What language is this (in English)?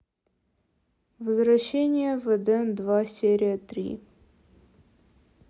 Russian